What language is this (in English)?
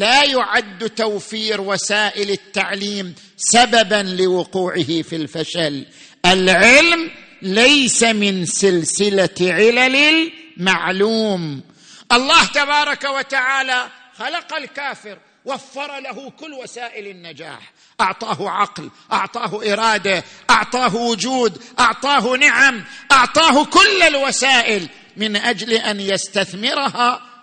Arabic